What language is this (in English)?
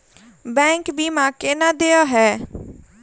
Maithili